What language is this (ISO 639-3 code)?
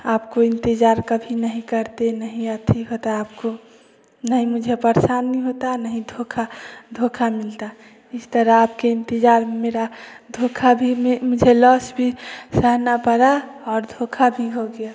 hin